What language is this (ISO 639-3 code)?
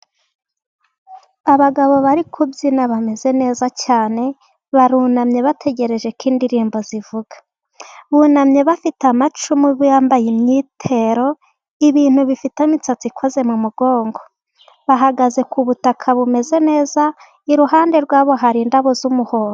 kin